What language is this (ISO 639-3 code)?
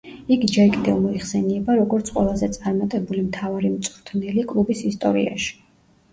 kat